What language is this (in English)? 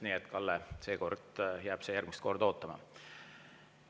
Estonian